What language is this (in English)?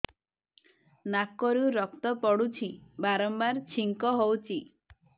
Odia